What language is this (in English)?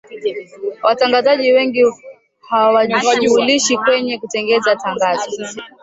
Swahili